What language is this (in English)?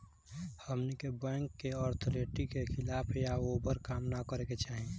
Bhojpuri